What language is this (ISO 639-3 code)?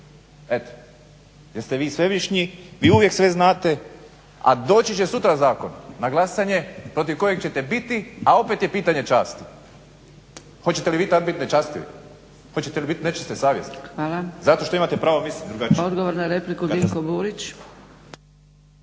hrv